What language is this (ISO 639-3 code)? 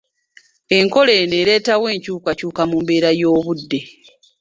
lug